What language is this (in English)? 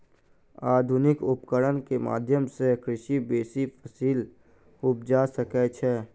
Maithili